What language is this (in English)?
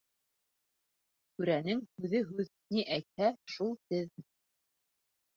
Bashkir